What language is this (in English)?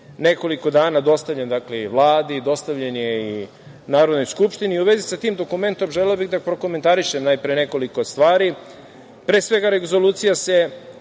Serbian